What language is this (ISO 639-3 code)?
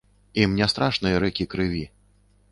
bel